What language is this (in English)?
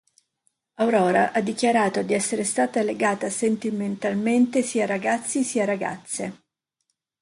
Italian